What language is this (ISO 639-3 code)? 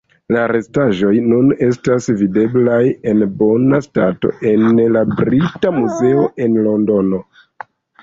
epo